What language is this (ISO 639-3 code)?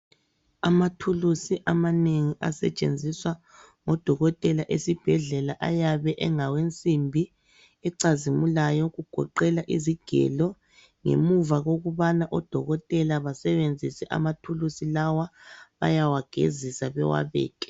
nde